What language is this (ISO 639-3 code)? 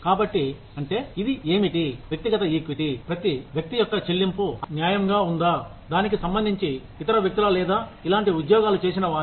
tel